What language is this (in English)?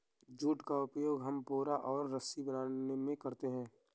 Hindi